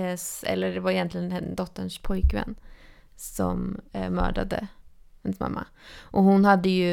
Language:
Swedish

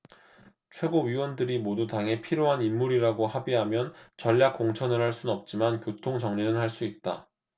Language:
Korean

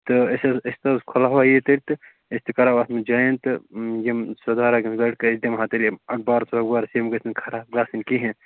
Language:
Kashmiri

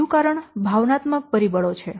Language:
Gujarati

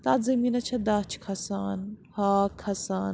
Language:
Kashmiri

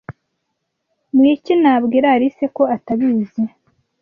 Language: Kinyarwanda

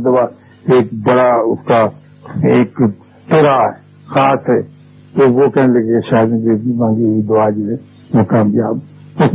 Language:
Urdu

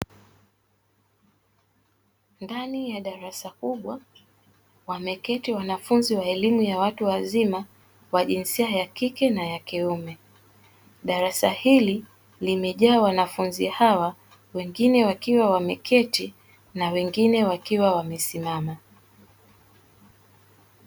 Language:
Swahili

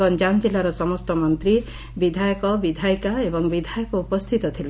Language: Odia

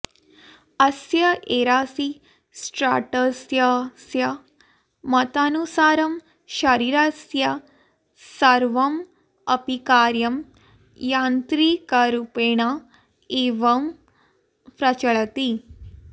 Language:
Sanskrit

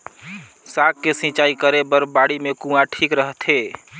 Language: Chhattisgarhi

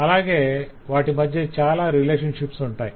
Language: Telugu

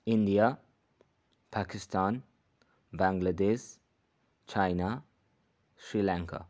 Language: Manipuri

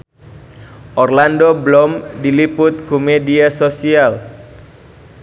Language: Sundanese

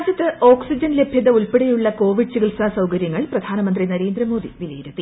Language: Malayalam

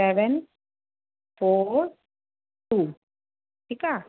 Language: Sindhi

